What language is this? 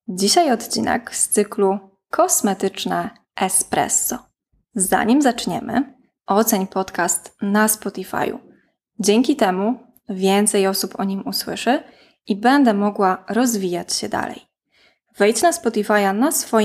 Polish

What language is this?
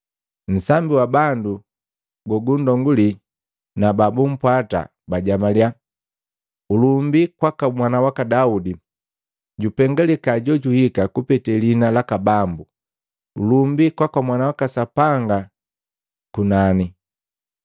Matengo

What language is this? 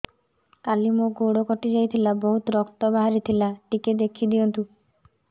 Odia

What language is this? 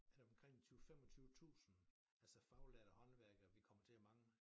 Danish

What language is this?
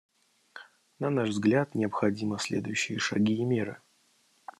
Russian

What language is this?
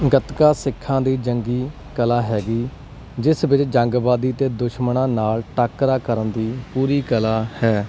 Punjabi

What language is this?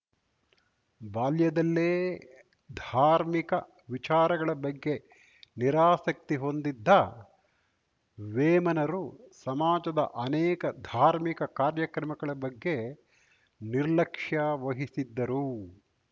Kannada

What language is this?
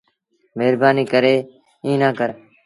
Sindhi Bhil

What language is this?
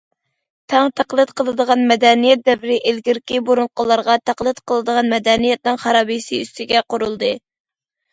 Uyghur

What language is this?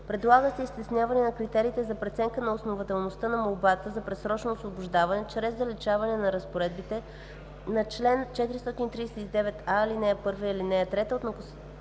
Bulgarian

